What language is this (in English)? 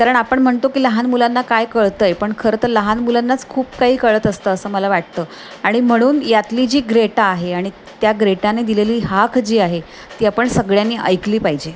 Marathi